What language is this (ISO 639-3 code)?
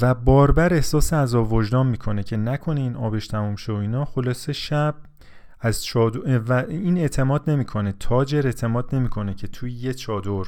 fas